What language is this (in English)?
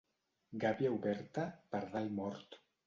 Catalan